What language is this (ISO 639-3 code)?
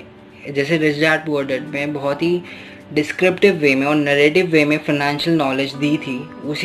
hin